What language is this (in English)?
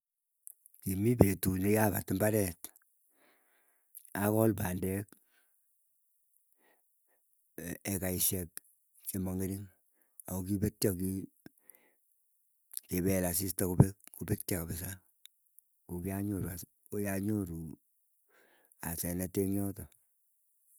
Keiyo